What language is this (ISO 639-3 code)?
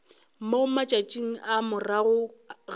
nso